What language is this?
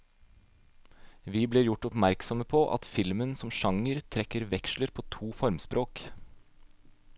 Norwegian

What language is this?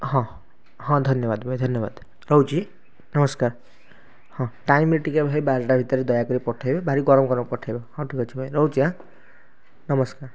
Odia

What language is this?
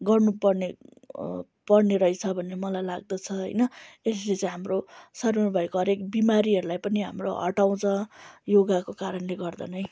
Nepali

